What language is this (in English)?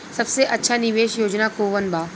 Bhojpuri